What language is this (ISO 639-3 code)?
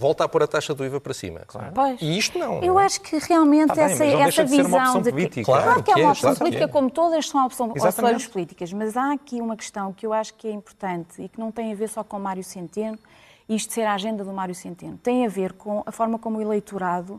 por